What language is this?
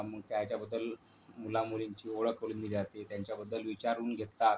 Marathi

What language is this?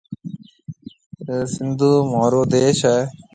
Marwari (Pakistan)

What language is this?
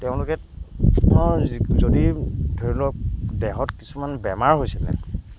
Assamese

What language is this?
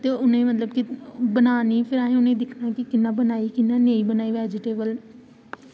Dogri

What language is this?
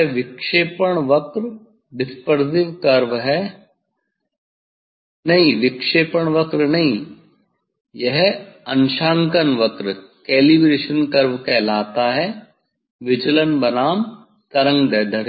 Hindi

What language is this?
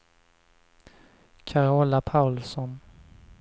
Swedish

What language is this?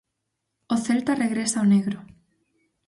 Galician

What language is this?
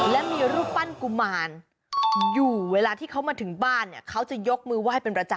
Thai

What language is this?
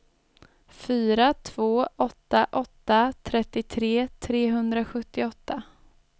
Swedish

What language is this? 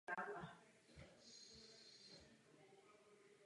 Czech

